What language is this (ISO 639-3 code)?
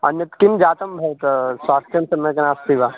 san